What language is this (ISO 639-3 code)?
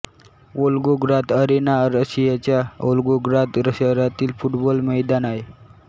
mar